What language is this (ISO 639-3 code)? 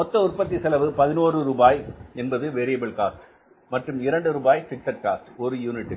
tam